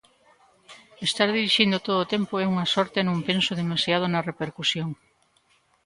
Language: Galician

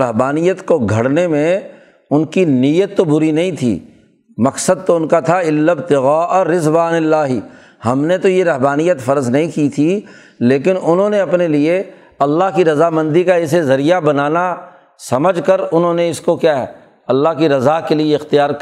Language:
Urdu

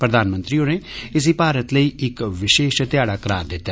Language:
Dogri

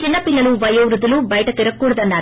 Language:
Telugu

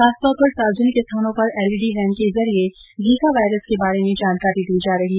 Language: Hindi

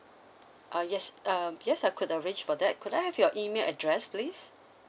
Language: English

